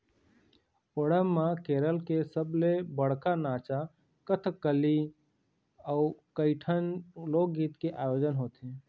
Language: Chhattisgarhi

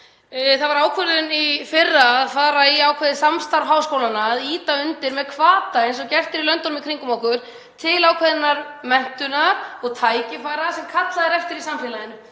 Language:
Icelandic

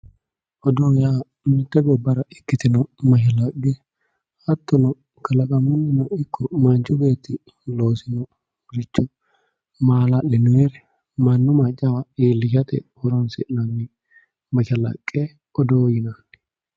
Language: Sidamo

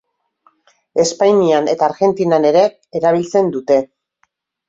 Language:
Basque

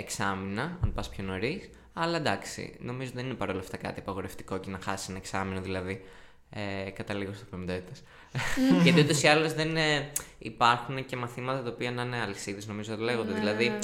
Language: Greek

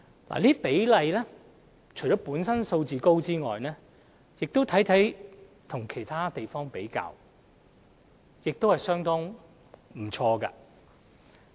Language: Cantonese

